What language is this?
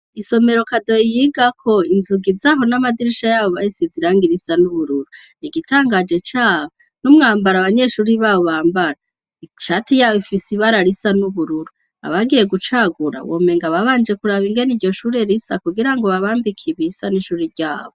Rundi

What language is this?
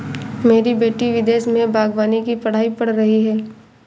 Hindi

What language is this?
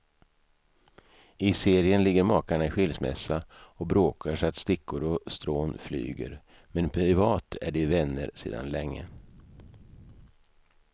Swedish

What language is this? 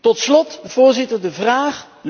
Dutch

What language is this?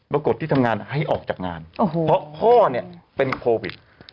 Thai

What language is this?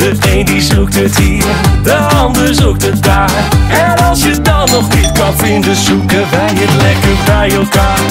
Dutch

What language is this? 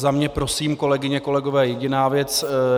Czech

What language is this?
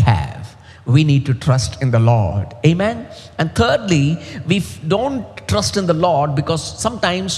English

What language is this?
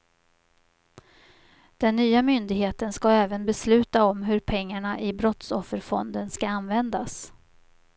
Swedish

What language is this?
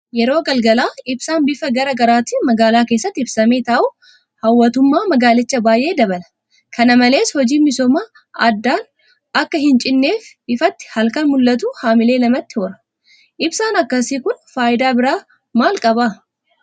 Oromo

